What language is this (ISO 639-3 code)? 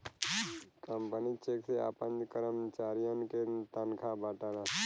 bho